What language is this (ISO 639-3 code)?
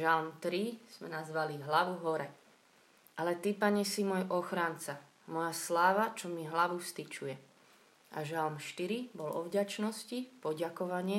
slk